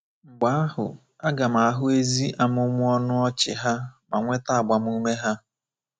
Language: Igbo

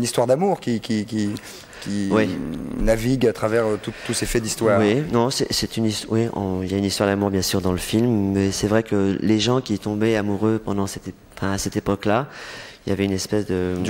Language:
French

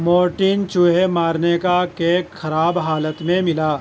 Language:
Urdu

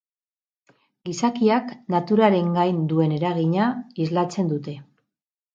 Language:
Basque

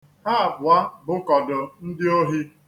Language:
Igbo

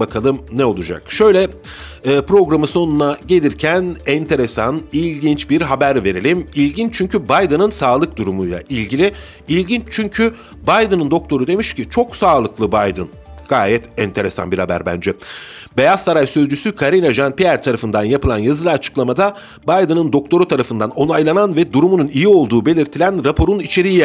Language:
Turkish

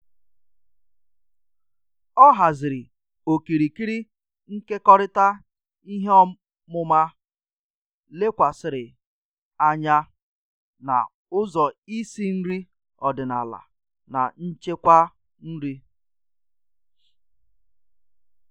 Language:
Igbo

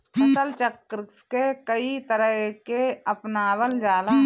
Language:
Bhojpuri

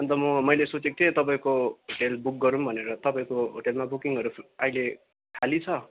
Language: Nepali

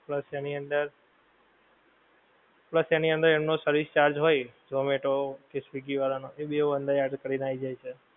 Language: Gujarati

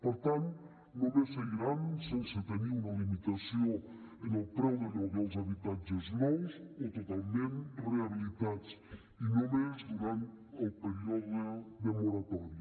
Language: Catalan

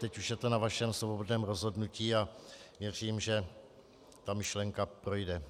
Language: Czech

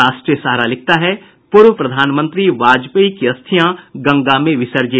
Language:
Hindi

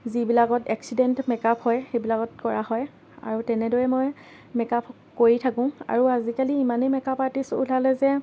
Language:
Assamese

